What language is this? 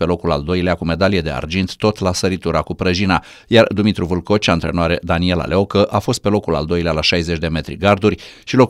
Romanian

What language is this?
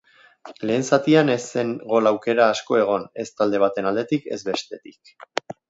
Basque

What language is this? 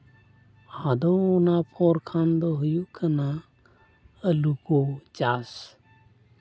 Santali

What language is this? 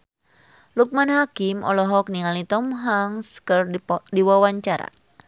Sundanese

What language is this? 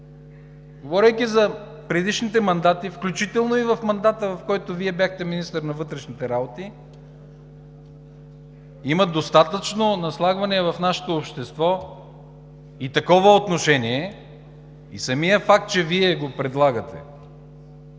Bulgarian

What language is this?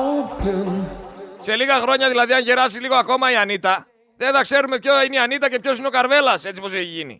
Greek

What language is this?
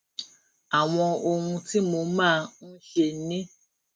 Yoruba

